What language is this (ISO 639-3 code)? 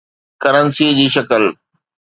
snd